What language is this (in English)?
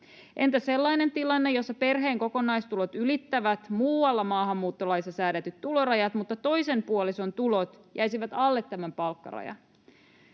Finnish